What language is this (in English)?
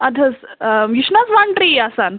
Kashmiri